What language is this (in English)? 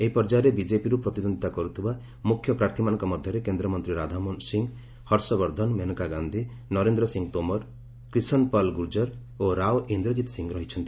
Odia